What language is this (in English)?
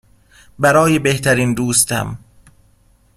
Persian